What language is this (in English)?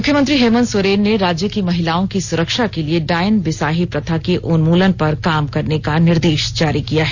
Hindi